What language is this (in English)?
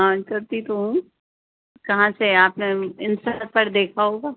Urdu